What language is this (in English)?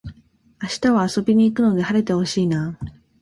Japanese